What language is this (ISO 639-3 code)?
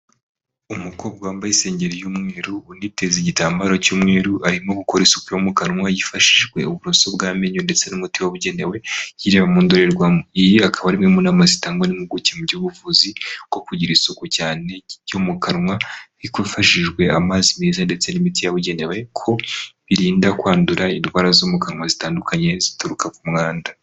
kin